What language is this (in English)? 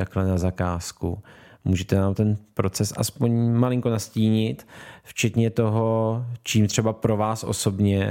Czech